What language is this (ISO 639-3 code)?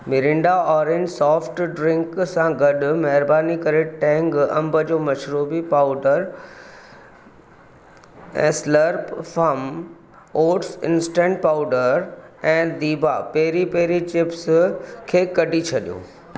snd